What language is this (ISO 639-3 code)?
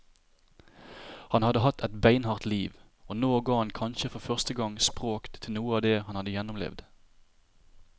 nor